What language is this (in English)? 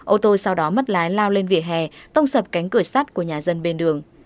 Vietnamese